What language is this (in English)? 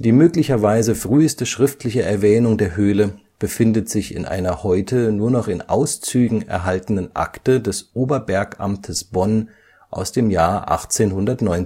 German